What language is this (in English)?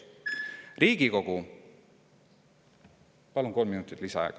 Estonian